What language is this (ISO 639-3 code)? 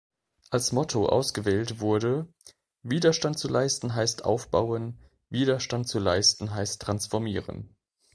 deu